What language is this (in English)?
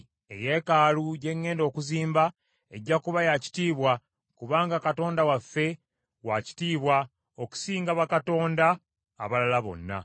Ganda